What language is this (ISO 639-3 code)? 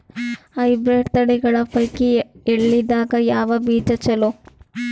kan